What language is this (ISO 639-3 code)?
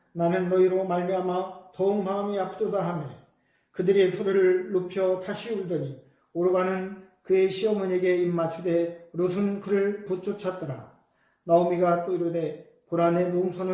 kor